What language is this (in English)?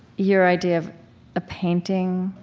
English